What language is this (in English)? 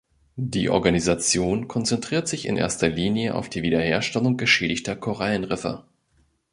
German